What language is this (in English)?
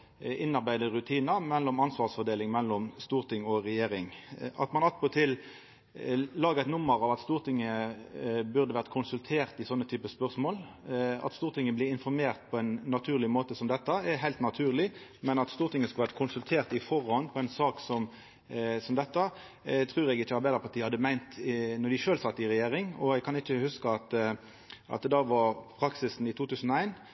Norwegian Nynorsk